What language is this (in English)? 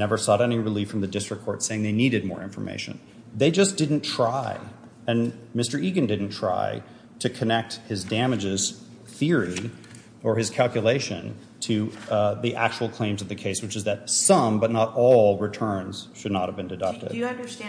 English